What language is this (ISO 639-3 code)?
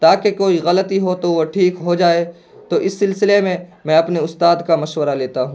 urd